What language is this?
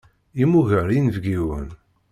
Kabyle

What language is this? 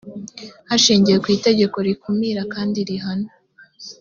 Kinyarwanda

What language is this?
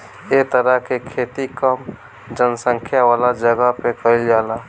Bhojpuri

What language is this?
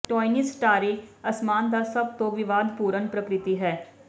Punjabi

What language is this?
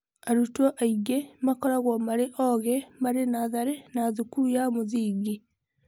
Kikuyu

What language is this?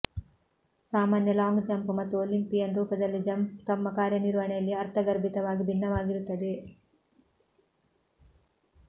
Kannada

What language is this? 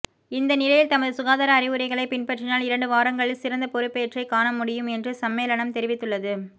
Tamil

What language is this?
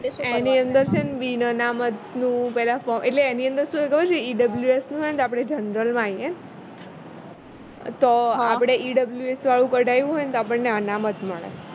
Gujarati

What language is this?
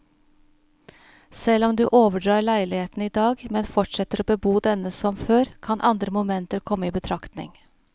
Norwegian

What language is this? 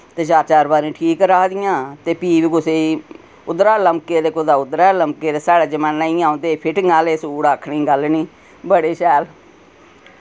Dogri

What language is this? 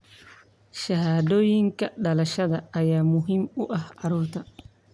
Somali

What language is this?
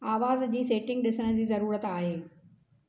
Sindhi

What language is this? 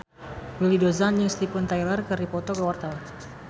Sundanese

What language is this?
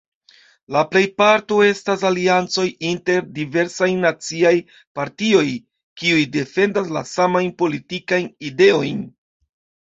Esperanto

